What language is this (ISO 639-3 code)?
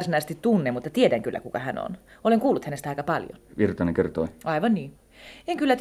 fin